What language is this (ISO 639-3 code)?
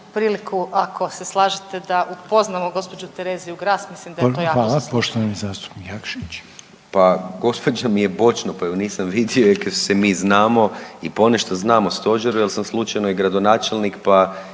hrv